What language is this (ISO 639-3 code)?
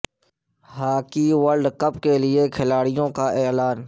urd